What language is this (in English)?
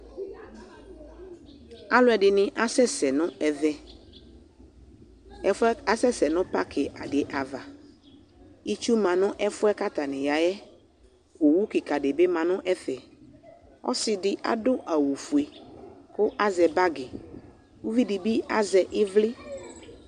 Ikposo